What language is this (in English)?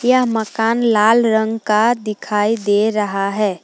Hindi